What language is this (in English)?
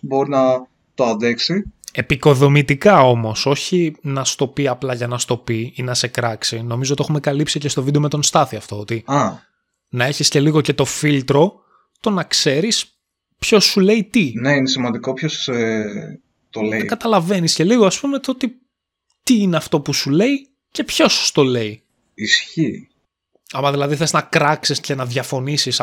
Greek